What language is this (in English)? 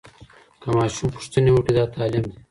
Pashto